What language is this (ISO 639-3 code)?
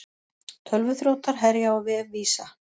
isl